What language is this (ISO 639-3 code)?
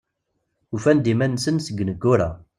kab